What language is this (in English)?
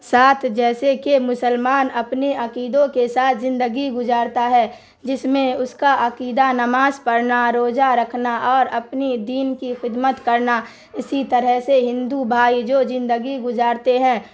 Urdu